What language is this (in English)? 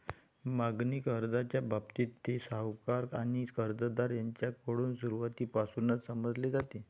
Marathi